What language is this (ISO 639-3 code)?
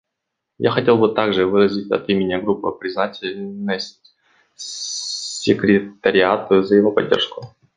rus